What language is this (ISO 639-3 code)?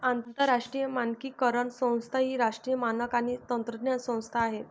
mar